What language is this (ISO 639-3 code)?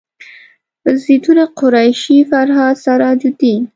pus